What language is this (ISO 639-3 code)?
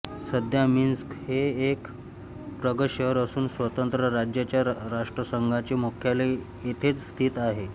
mar